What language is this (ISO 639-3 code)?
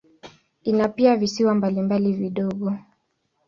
swa